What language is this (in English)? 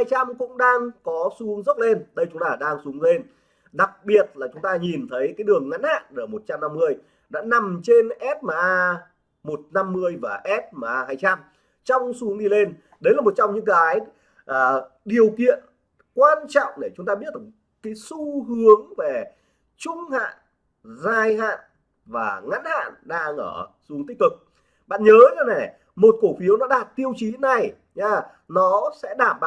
Vietnamese